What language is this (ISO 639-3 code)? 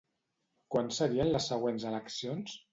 cat